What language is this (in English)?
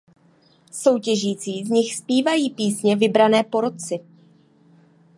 Czech